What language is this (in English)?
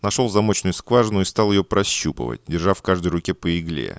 Russian